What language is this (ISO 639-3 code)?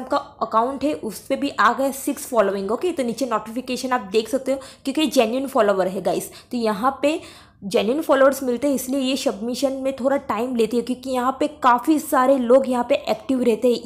hin